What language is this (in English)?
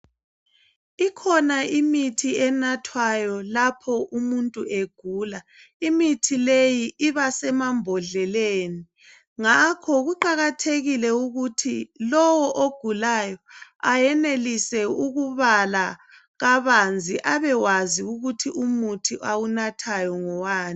North Ndebele